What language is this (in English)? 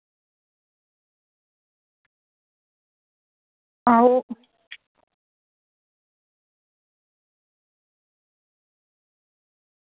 Dogri